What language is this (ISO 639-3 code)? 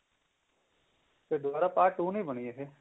pan